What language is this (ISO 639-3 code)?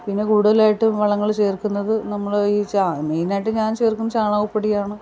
mal